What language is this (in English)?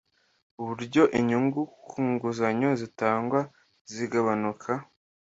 Kinyarwanda